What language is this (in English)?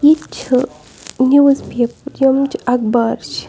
Kashmiri